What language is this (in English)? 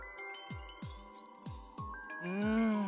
Japanese